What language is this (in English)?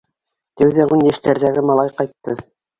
Bashkir